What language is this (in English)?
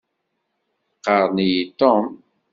Kabyle